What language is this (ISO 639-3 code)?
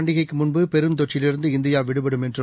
tam